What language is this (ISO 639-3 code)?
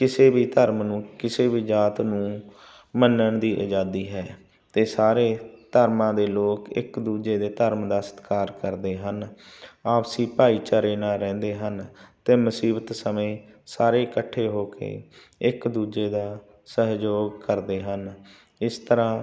pan